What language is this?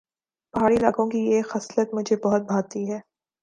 Urdu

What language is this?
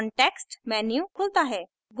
Hindi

